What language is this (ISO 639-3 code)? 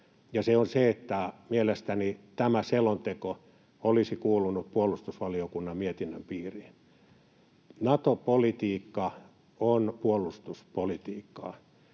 fin